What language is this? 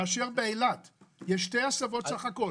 Hebrew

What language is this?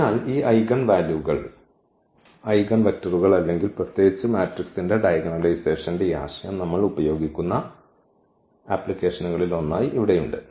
Malayalam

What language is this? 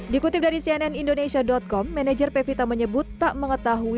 Indonesian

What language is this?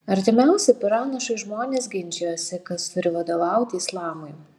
Lithuanian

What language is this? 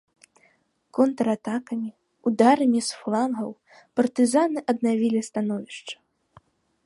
Belarusian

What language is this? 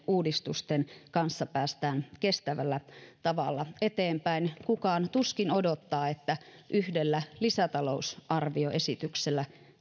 Finnish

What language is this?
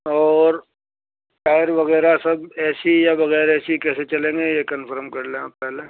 Urdu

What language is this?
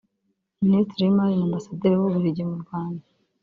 Kinyarwanda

